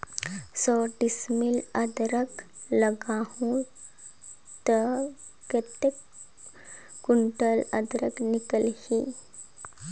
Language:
Chhattisgarhi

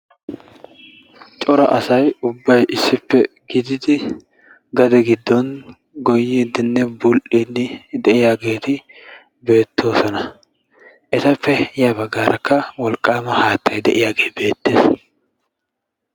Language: Wolaytta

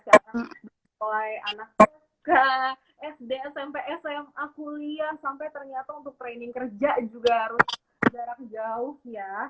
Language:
Indonesian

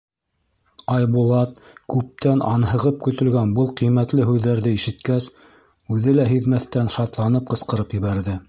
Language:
Bashkir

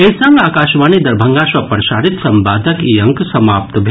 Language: Maithili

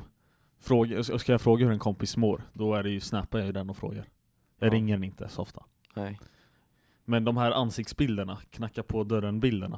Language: Swedish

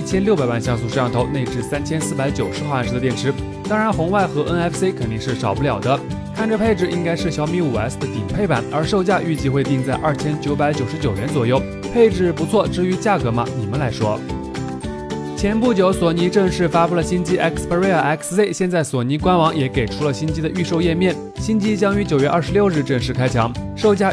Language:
Chinese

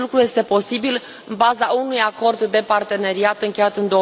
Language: Romanian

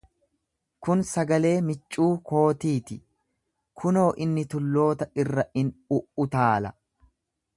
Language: Oromo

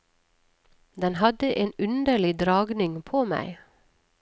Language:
Norwegian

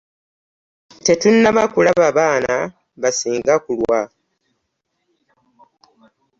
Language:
Ganda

